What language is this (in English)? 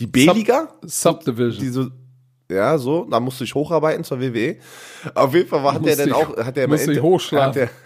German